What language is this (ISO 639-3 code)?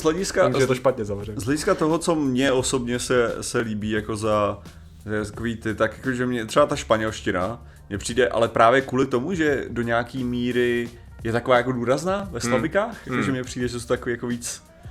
ces